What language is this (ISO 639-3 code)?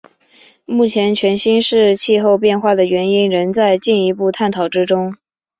zho